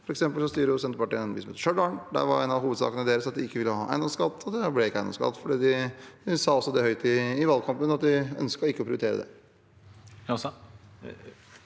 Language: Norwegian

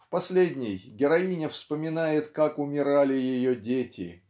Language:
Russian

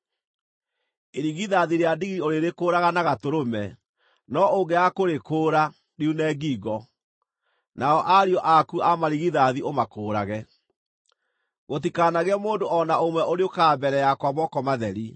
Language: Kikuyu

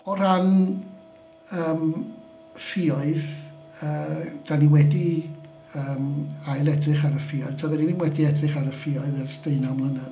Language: Welsh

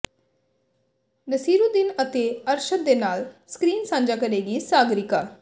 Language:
Punjabi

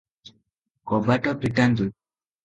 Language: Odia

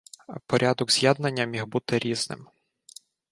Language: Ukrainian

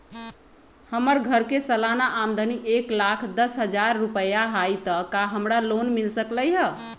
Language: Magahi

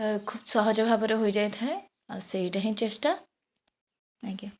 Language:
Odia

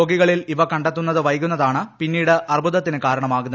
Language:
Malayalam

